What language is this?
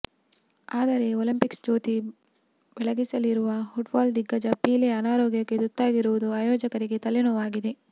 Kannada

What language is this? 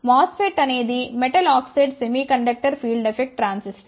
Telugu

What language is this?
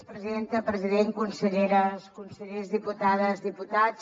Catalan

